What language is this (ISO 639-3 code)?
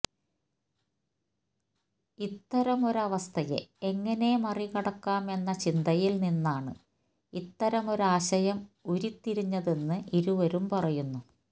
mal